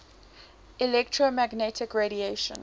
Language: English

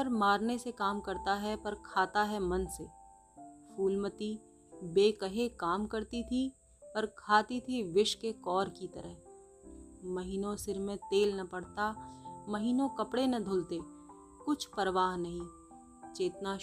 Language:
Hindi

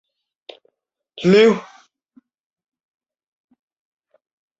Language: Chinese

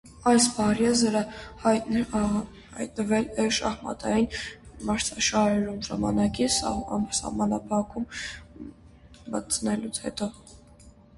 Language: Armenian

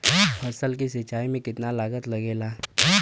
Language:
Bhojpuri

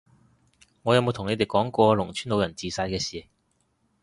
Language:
Cantonese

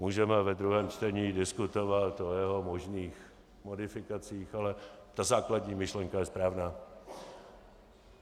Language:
Czech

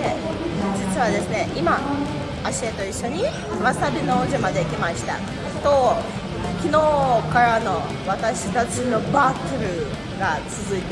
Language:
Japanese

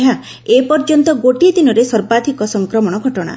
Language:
Odia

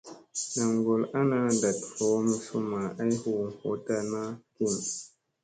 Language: Musey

